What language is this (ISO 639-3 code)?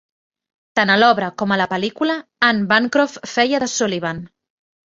cat